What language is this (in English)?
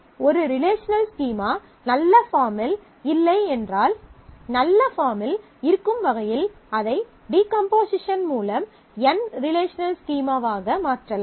Tamil